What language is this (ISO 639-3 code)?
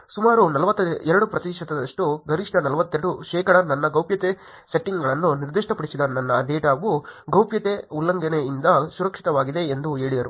kan